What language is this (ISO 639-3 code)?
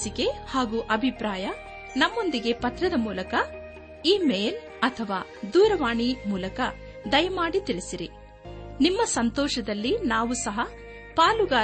kan